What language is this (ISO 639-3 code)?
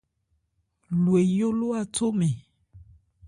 ebr